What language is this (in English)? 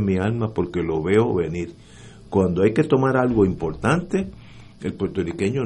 Spanish